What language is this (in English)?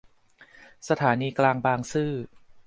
Thai